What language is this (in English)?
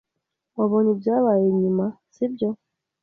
Kinyarwanda